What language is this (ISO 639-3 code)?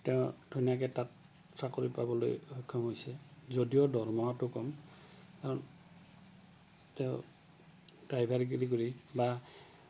asm